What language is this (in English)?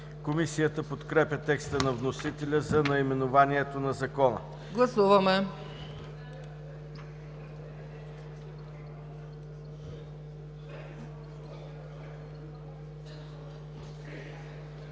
Bulgarian